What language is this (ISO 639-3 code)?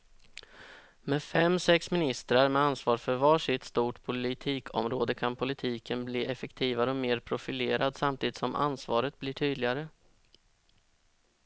swe